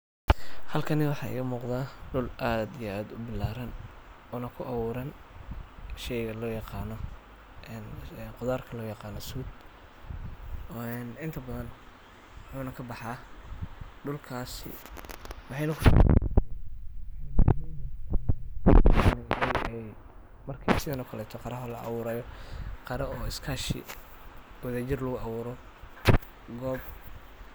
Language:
Somali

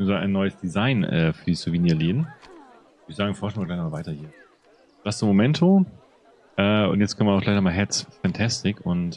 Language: German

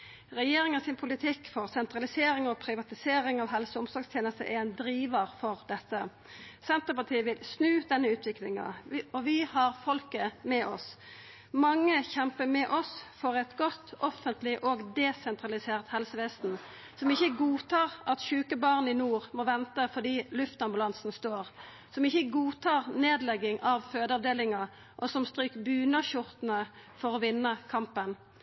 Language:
Norwegian Nynorsk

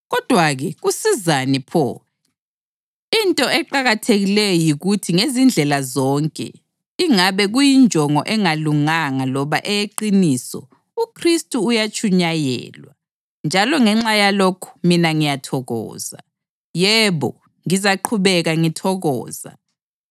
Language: North Ndebele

